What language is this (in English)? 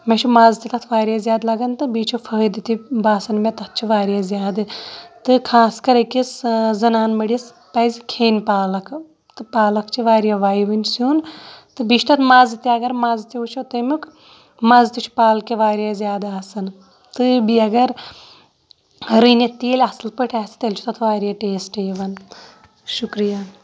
Kashmiri